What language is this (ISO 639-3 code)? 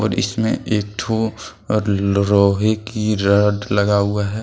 hin